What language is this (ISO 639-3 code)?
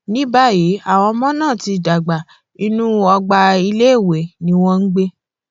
yor